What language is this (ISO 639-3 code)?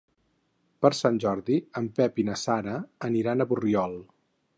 cat